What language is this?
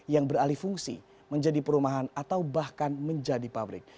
Indonesian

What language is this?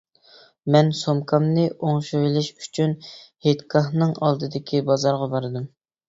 Uyghur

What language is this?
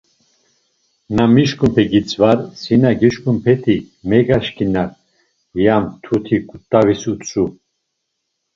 Laz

